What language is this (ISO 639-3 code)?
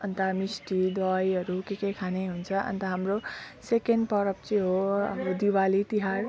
nep